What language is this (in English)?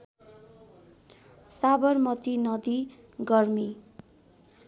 Nepali